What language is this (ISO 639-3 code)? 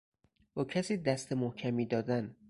fas